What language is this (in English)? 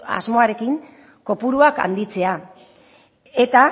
Basque